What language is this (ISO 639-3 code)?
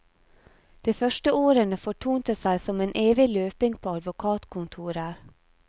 nor